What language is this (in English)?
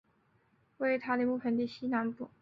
Chinese